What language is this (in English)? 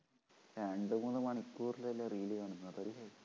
Malayalam